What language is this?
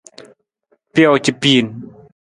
Nawdm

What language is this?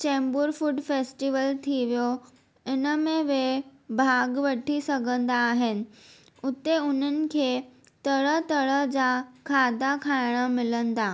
Sindhi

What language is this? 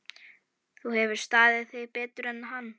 Icelandic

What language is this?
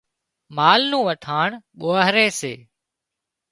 Wadiyara Koli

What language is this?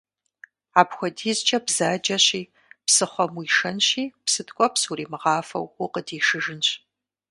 Kabardian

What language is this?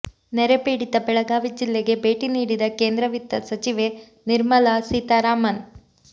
Kannada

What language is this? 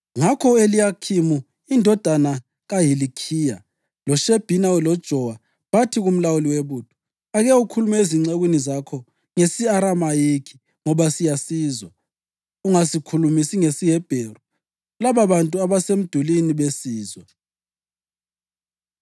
North Ndebele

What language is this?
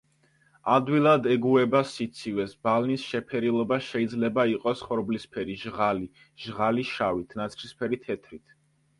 Georgian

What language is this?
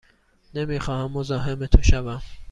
Persian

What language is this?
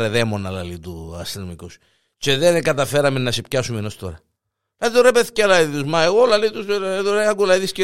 Greek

